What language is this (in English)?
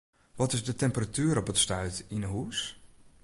Western Frisian